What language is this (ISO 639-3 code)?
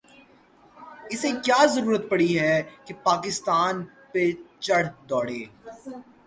urd